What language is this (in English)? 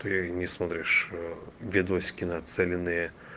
Russian